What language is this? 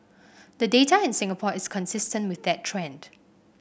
English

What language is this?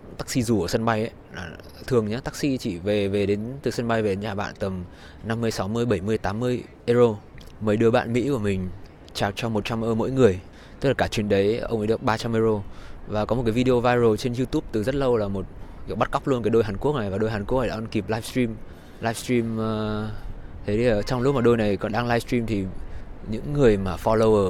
Vietnamese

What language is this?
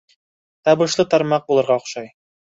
Bashkir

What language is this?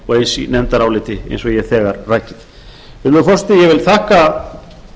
Icelandic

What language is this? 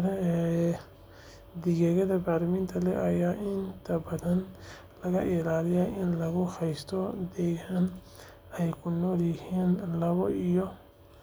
Somali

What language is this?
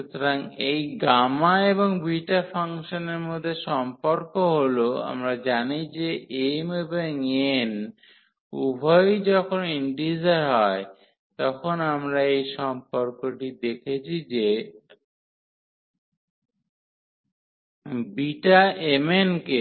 Bangla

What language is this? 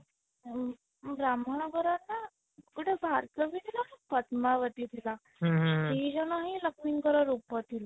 Odia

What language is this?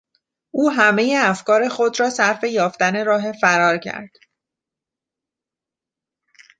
Persian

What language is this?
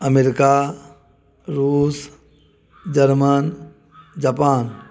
Maithili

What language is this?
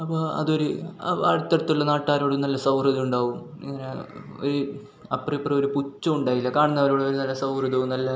Malayalam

